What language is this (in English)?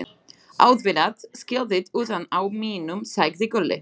Icelandic